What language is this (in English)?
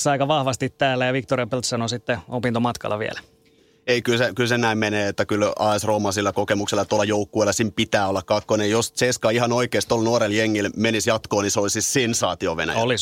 Finnish